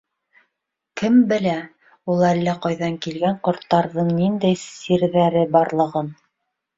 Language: Bashkir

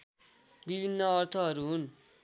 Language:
Nepali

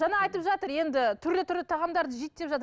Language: Kazakh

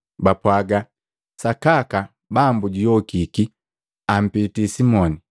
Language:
Matengo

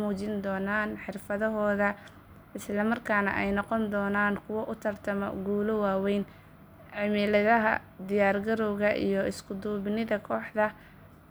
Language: Somali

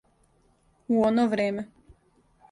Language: Serbian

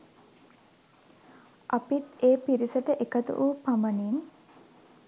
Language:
Sinhala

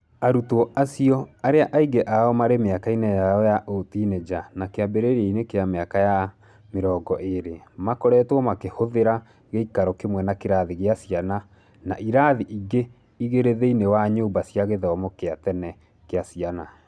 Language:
Kikuyu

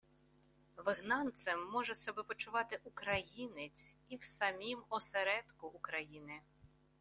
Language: Ukrainian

